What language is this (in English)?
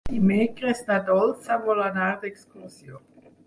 Catalan